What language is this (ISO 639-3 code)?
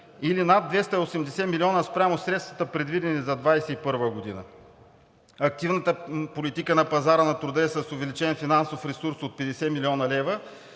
bul